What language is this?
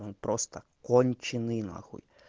Russian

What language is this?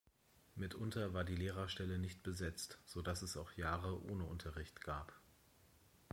German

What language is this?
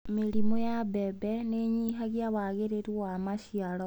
Kikuyu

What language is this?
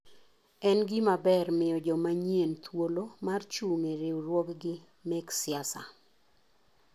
Luo (Kenya and Tanzania)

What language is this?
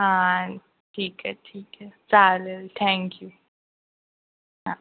Marathi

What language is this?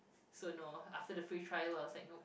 English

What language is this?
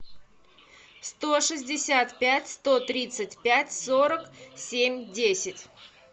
Russian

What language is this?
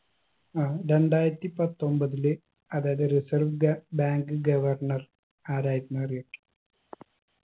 Malayalam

